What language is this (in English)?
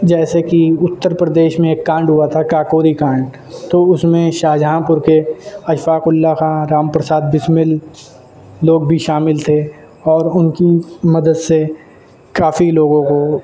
Urdu